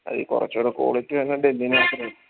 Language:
Malayalam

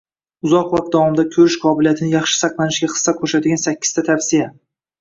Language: Uzbek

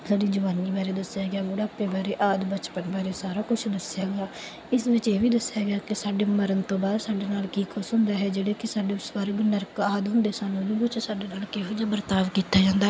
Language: Punjabi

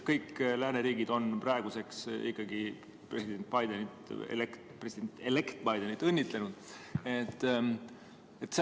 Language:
Estonian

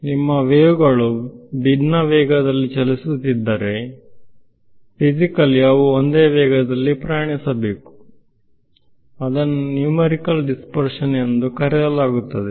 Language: Kannada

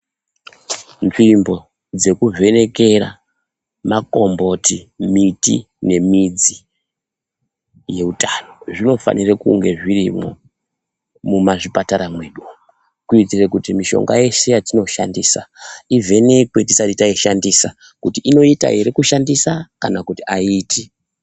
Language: Ndau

